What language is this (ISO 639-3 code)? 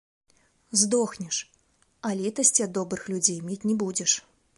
bel